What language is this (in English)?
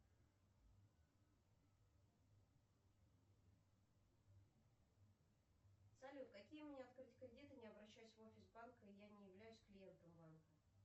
Russian